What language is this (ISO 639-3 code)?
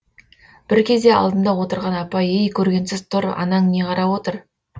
kaz